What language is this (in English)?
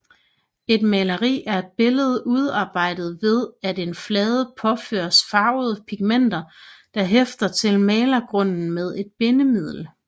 Danish